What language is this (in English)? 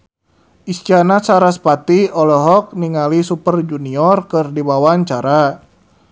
Sundanese